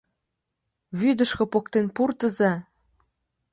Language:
Mari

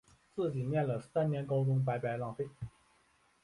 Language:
Chinese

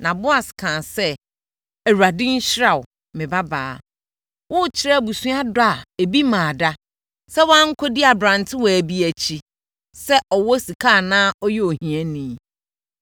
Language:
Akan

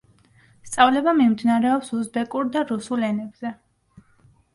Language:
Georgian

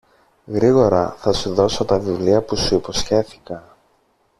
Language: Greek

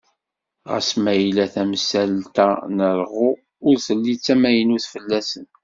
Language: Kabyle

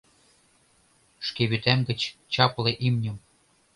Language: Mari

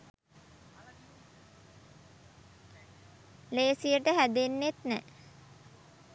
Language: Sinhala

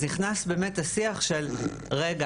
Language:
Hebrew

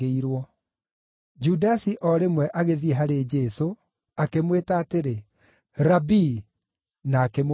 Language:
Kikuyu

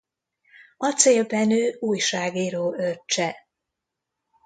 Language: Hungarian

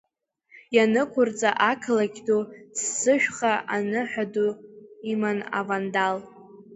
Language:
Abkhazian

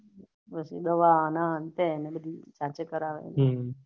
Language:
Gujarati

